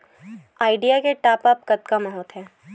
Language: Chhattisgarhi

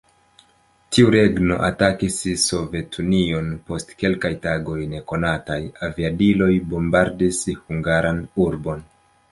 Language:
Esperanto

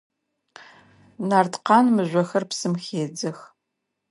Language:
Adyghe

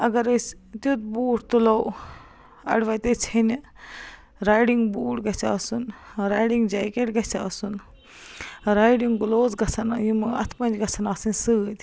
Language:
Kashmiri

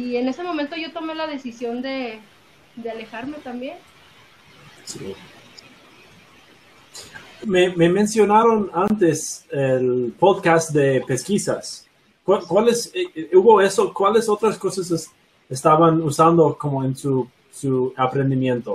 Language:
Spanish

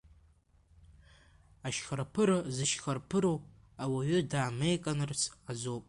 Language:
Abkhazian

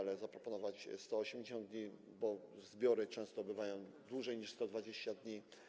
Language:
Polish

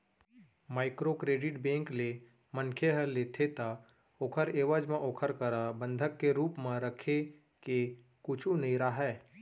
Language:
Chhattisgarhi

